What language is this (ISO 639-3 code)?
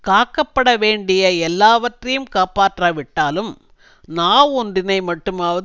tam